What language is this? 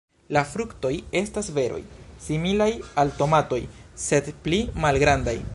Esperanto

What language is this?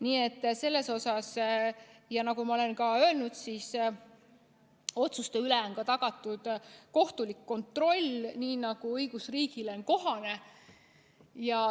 Estonian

